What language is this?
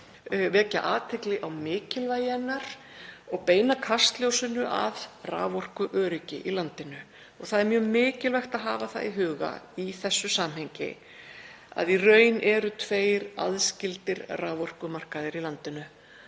Icelandic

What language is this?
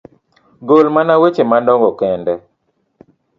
Luo (Kenya and Tanzania)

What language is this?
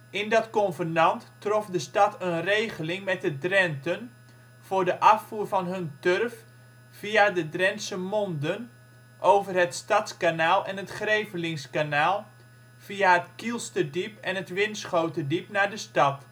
Dutch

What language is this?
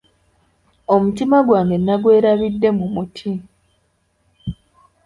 Ganda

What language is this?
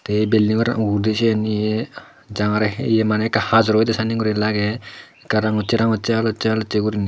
Chakma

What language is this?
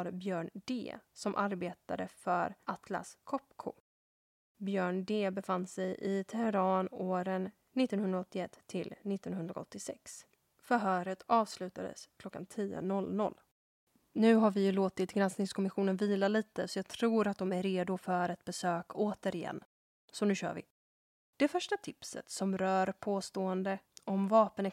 Swedish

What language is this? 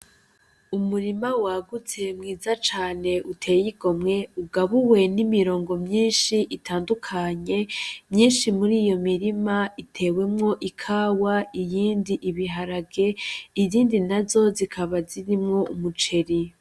Rundi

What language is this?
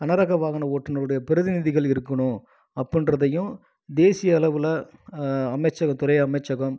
Tamil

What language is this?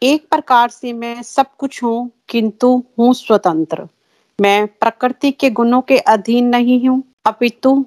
Hindi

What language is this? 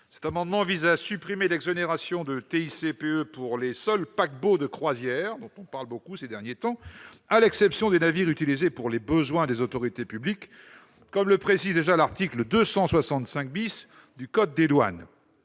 French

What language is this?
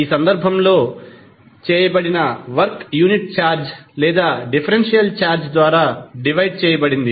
Telugu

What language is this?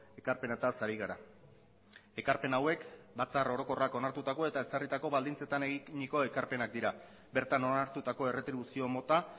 Basque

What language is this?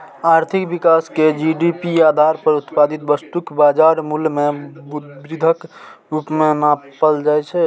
Maithili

